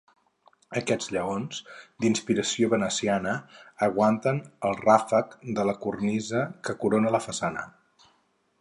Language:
Catalan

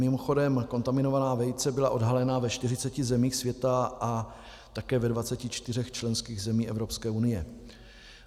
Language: Czech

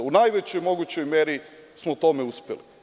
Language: Serbian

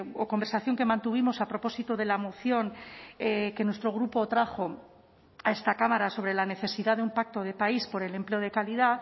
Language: Spanish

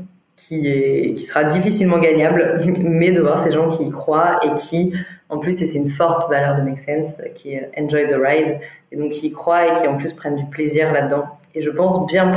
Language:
French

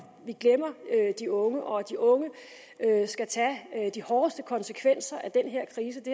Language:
Danish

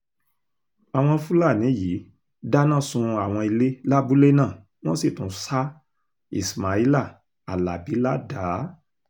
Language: Yoruba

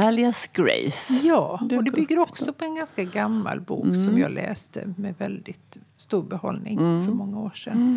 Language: Swedish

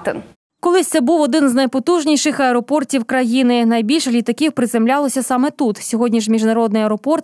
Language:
Ukrainian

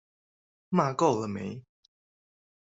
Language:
Chinese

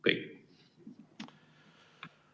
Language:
Estonian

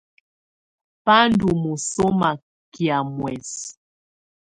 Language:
Tunen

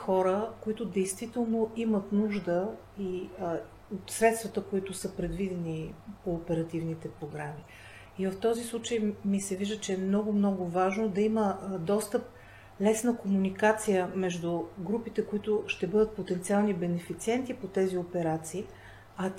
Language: Bulgarian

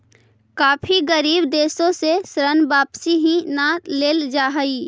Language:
Magahi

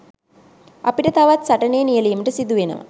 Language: Sinhala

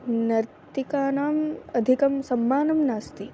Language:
Sanskrit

